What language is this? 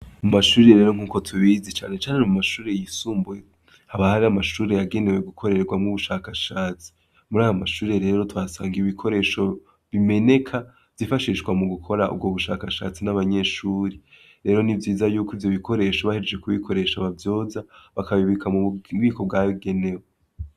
Rundi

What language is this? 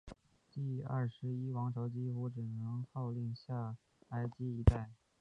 Chinese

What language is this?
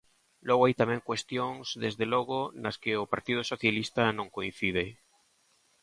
Galician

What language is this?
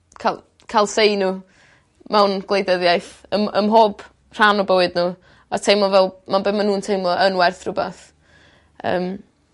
Welsh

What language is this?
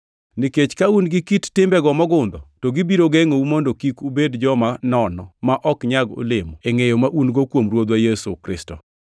Luo (Kenya and Tanzania)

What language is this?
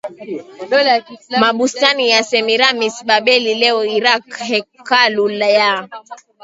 Swahili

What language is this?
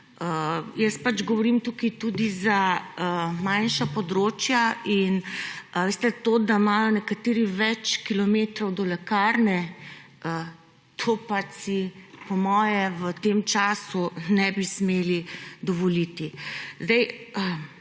Slovenian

